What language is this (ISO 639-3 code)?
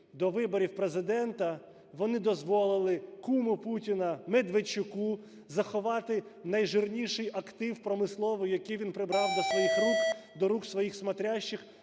ukr